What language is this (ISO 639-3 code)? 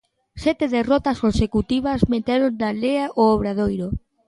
glg